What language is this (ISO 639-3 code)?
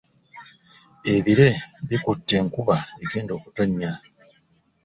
lug